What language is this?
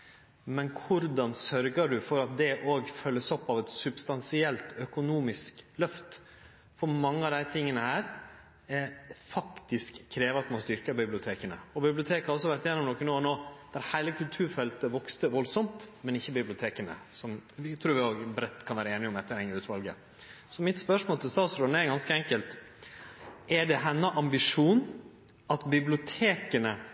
Norwegian Nynorsk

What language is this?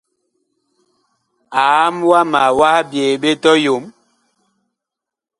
Bakoko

